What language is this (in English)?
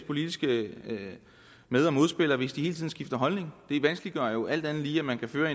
Danish